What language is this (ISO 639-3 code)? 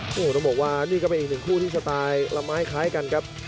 tha